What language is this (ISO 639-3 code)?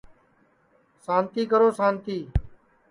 ssi